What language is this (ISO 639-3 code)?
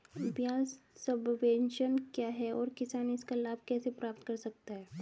hin